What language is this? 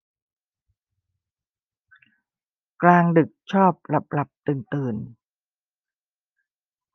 Thai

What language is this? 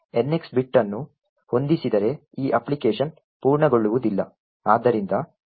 Kannada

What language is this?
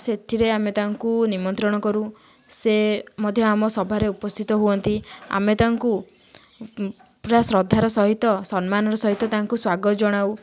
Odia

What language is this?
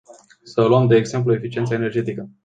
Romanian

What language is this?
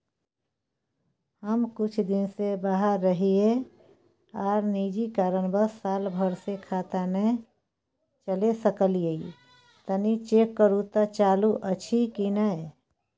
Maithili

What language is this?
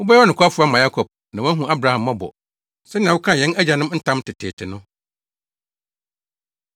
Akan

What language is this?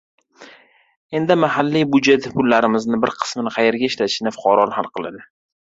Uzbek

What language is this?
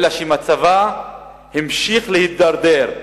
Hebrew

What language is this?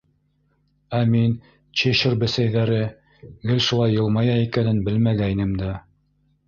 Bashkir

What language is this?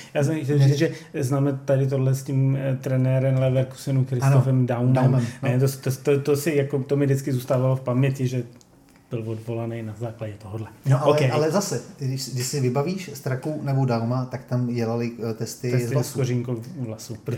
Czech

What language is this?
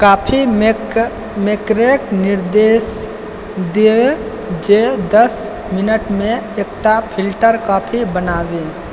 Maithili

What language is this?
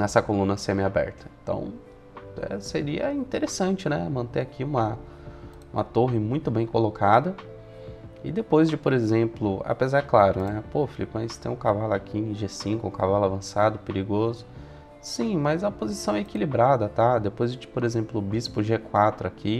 Portuguese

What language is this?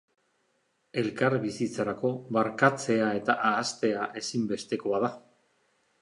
Basque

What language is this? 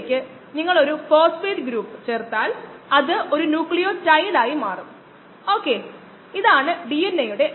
Malayalam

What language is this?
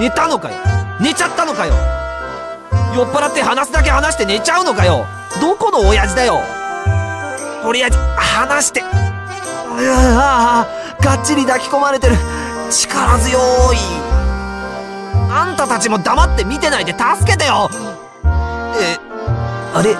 Japanese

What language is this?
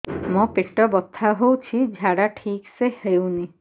Odia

